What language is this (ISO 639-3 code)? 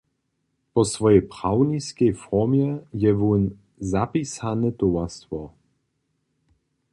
hsb